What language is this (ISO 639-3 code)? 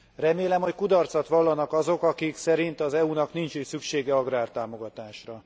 hun